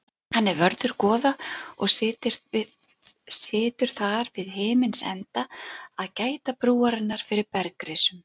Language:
Icelandic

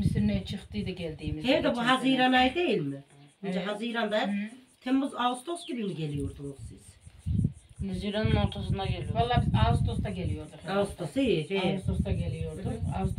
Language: Turkish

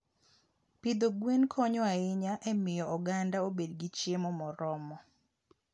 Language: Luo (Kenya and Tanzania)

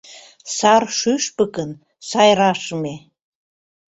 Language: Mari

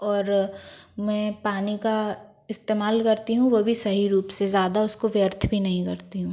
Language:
Hindi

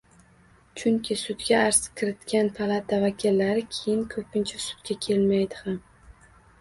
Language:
Uzbek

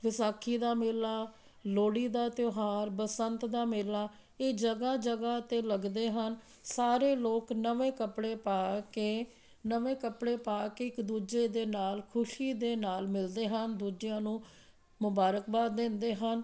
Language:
Punjabi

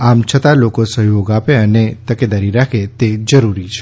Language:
Gujarati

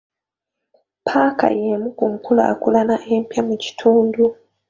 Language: Ganda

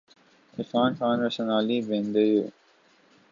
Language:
Urdu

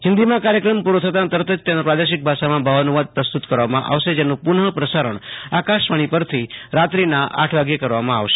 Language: Gujarati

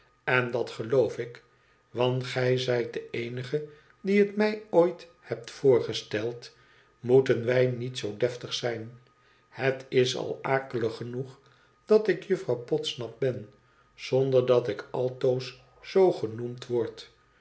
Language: Dutch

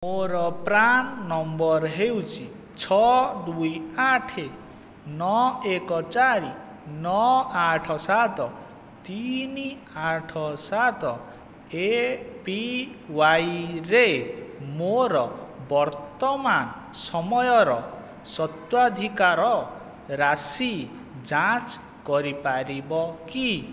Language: Odia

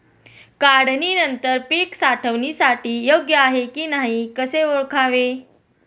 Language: Marathi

